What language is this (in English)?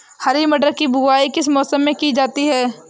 Hindi